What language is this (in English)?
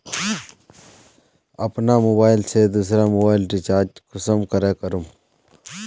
Magahi